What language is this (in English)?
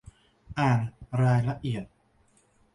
Thai